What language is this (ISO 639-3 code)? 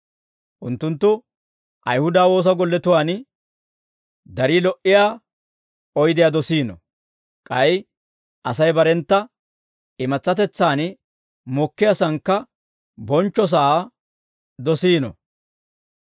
dwr